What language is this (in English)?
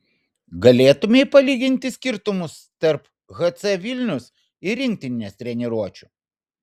Lithuanian